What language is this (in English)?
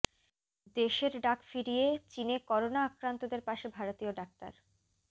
Bangla